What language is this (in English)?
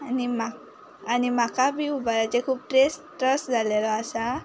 Konkani